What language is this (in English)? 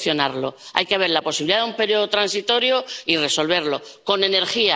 Spanish